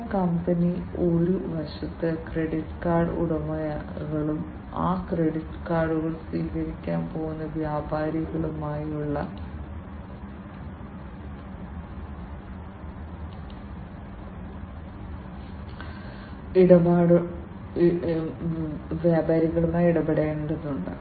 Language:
Malayalam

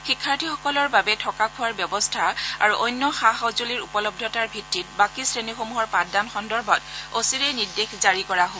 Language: Assamese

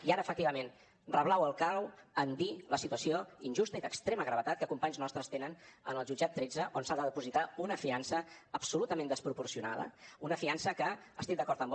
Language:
Catalan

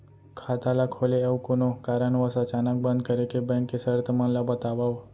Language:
Chhattisgarhi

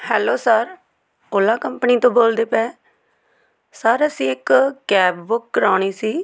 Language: Punjabi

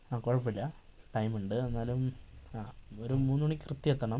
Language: Malayalam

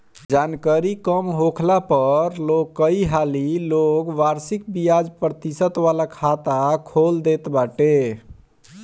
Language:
Bhojpuri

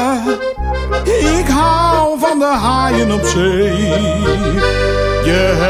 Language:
Dutch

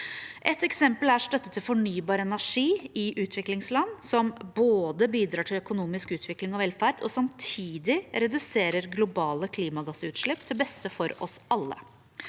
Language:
Norwegian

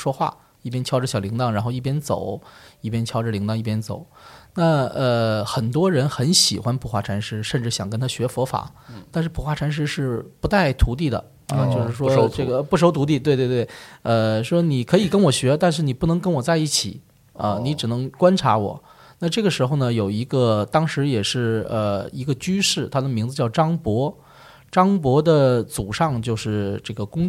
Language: Chinese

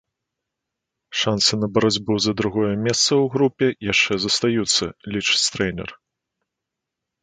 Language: Belarusian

